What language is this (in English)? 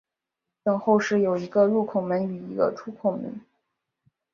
Chinese